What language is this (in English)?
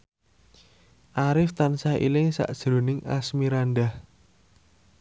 Javanese